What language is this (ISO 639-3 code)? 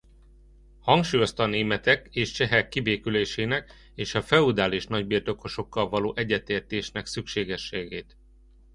hun